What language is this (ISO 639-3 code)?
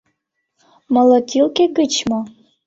chm